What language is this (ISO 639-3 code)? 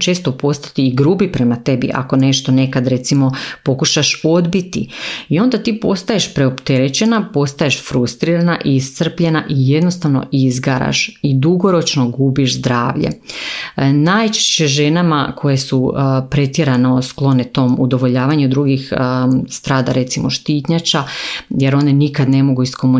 hrv